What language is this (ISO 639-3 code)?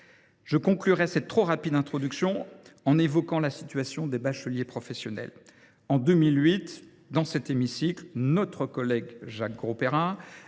fra